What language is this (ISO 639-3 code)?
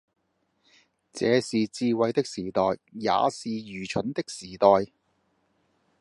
yue